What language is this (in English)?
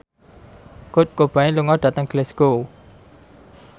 Javanese